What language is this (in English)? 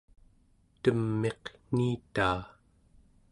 Central Yupik